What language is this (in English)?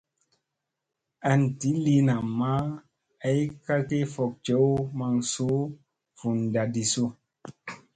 Musey